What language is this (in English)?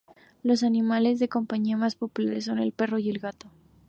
Spanish